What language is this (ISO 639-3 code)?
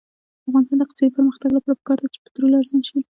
pus